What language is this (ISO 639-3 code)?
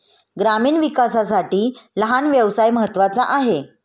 mar